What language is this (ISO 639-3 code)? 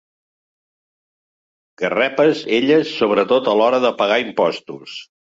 cat